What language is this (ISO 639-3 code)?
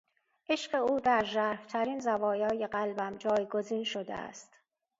fas